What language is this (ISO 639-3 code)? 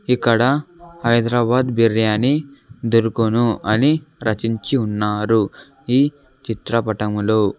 tel